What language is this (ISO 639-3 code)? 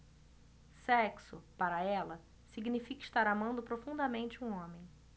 por